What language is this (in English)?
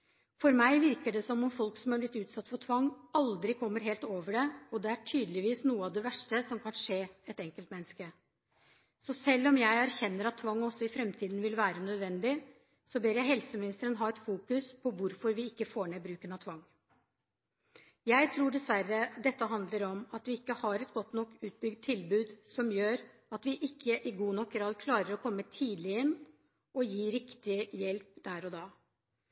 Norwegian Bokmål